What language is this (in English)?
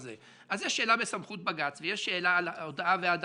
Hebrew